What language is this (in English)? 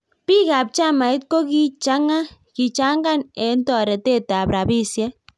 Kalenjin